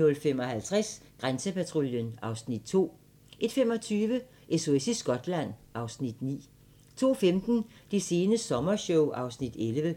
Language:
Danish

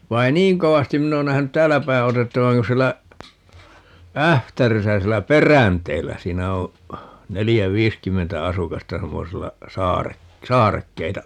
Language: Finnish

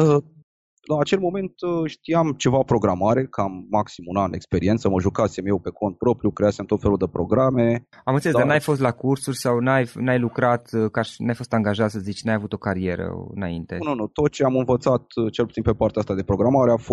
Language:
Romanian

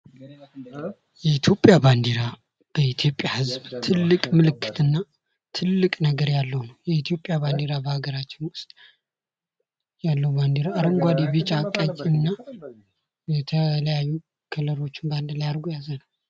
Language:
Amharic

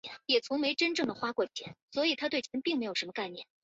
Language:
Chinese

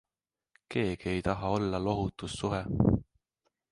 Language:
Estonian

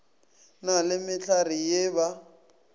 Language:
Northern Sotho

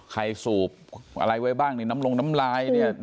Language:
Thai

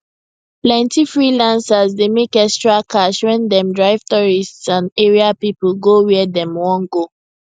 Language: Nigerian Pidgin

